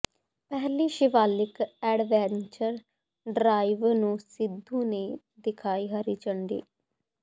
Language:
Punjabi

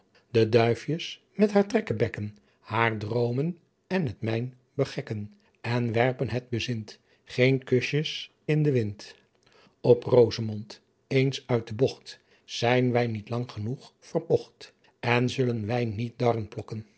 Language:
Dutch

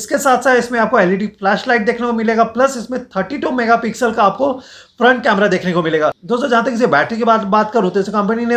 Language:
Hindi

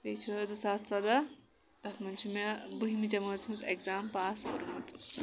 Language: Kashmiri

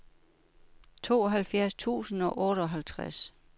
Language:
Danish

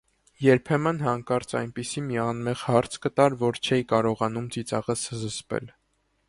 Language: Armenian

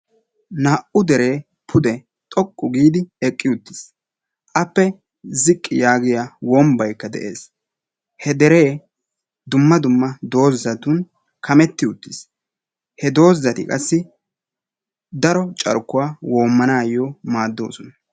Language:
Wolaytta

